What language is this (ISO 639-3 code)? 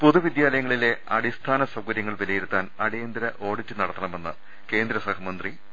mal